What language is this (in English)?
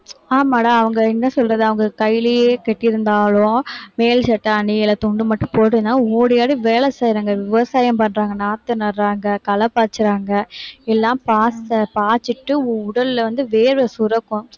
Tamil